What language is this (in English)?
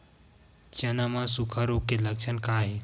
Chhattisgarhi